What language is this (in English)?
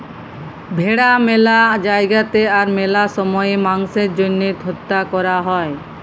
Bangla